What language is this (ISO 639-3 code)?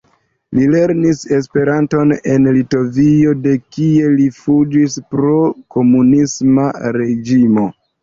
epo